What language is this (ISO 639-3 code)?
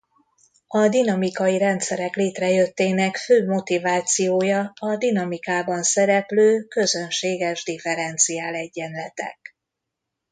hun